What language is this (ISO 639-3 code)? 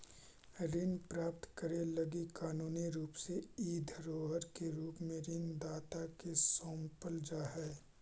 mag